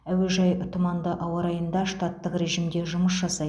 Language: Kazakh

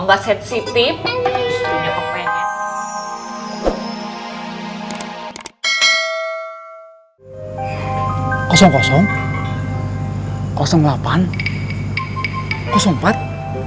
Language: Indonesian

